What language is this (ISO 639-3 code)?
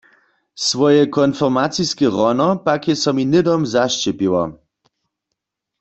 hsb